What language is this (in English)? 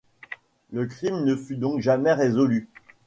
French